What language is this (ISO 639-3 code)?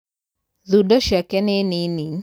kik